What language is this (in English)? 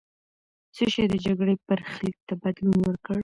Pashto